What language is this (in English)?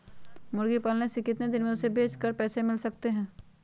Magahi